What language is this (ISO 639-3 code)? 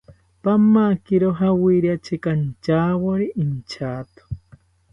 cpy